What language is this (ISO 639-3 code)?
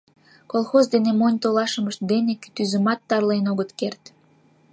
chm